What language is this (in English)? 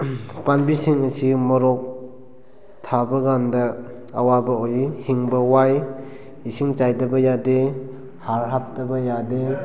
Manipuri